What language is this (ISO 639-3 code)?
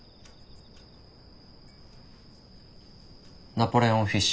jpn